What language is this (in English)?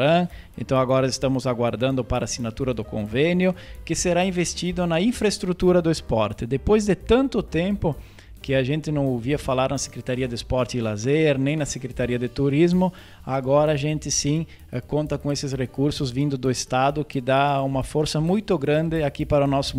Portuguese